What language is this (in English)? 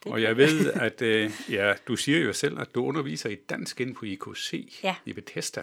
Danish